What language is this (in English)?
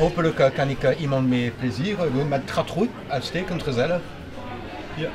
Dutch